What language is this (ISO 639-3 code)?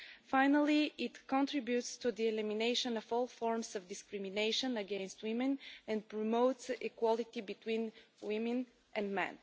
eng